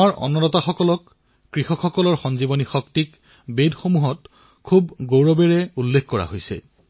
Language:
Assamese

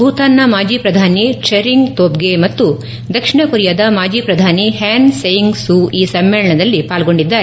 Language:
Kannada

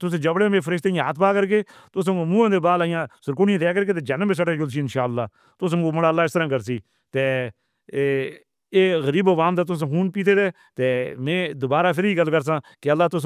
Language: Northern Hindko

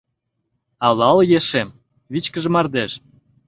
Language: Mari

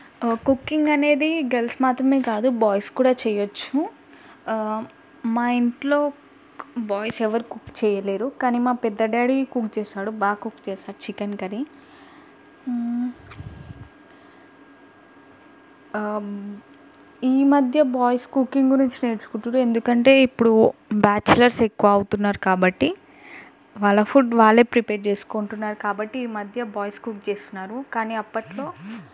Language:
Telugu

